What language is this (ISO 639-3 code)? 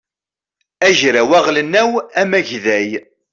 kab